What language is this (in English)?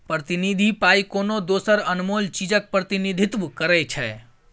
Maithili